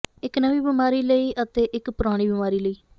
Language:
Punjabi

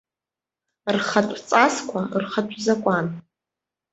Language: Abkhazian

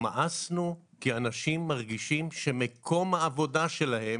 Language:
Hebrew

